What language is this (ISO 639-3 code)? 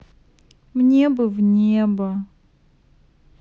rus